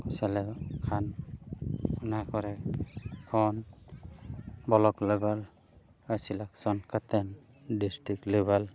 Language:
Santali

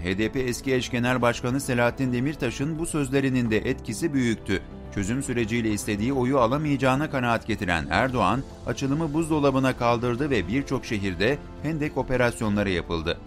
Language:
Turkish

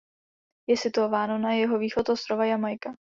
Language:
Czech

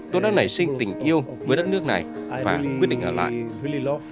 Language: Vietnamese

